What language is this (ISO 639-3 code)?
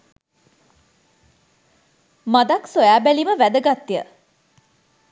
sin